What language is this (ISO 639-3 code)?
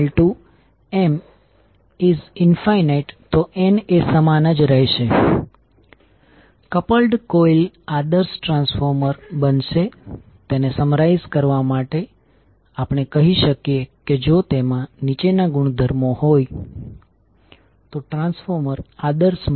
guj